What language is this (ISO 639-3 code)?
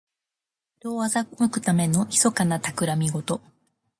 jpn